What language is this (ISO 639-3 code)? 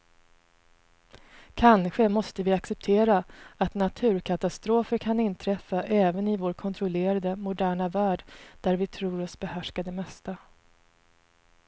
swe